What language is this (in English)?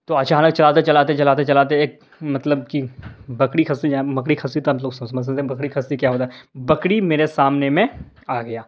Urdu